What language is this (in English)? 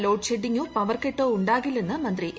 Malayalam